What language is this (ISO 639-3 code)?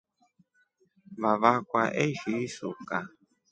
rof